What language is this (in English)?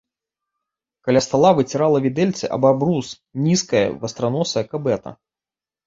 Belarusian